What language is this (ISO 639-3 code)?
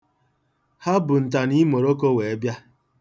ibo